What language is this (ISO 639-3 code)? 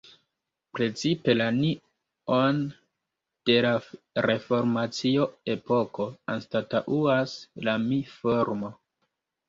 epo